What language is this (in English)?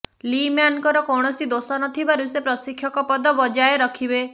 Odia